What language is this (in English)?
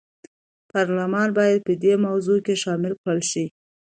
Pashto